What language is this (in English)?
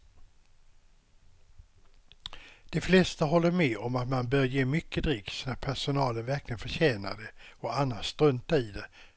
Swedish